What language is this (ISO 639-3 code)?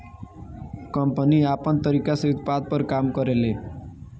bho